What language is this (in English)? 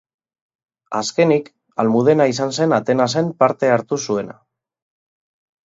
Basque